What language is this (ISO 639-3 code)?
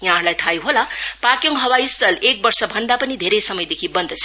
nep